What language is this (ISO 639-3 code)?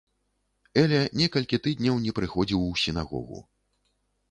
bel